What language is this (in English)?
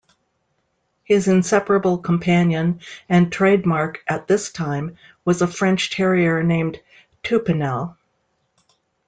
English